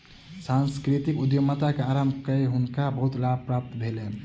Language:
Maithili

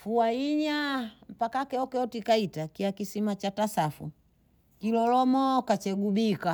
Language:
Bondei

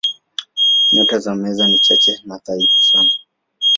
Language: Swahili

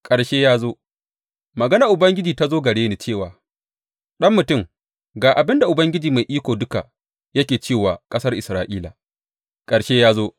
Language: Hausa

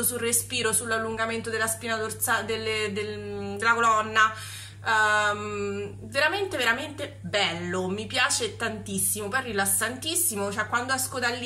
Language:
Italian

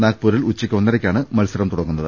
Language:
Malayalam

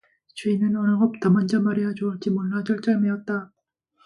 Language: Korean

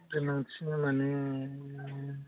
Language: Bodo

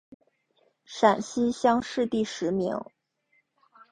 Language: Chinese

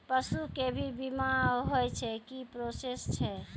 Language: Maithili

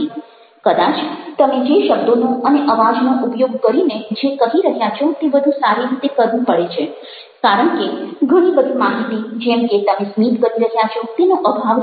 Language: Gujarati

